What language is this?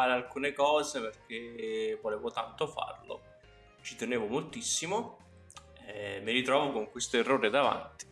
Italian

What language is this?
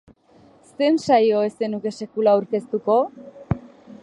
Basque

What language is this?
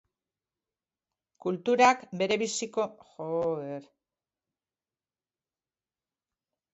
Basque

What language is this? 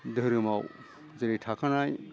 Bodo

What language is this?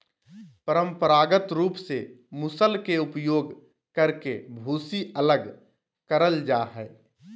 Magahi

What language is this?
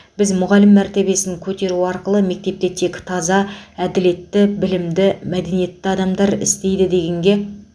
Kazakh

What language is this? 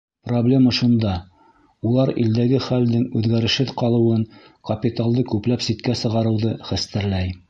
Bashkir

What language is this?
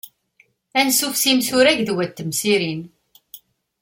Kabyle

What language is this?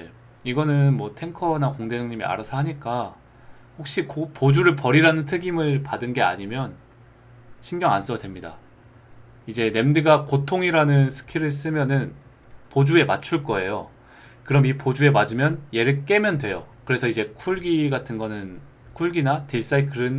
Korean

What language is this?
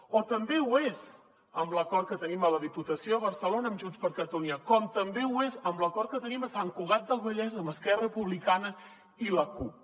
Catalan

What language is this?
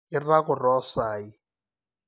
Masai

